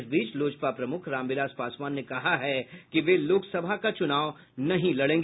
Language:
Hindi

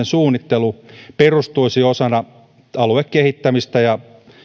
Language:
Finnish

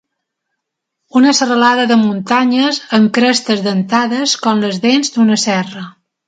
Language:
Catalan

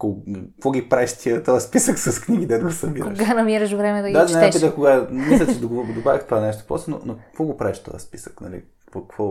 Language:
Bulgarian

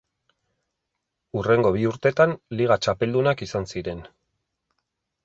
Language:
Basque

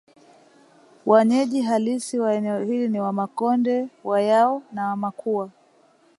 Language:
Swahili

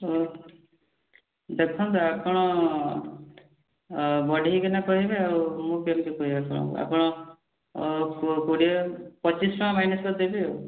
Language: Odia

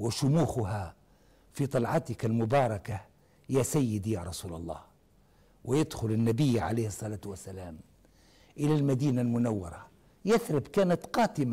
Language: Arabic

